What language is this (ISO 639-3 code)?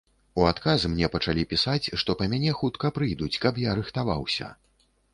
bel